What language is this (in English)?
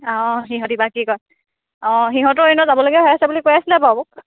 Assamese